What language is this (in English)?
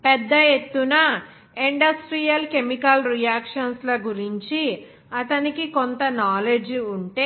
Telugu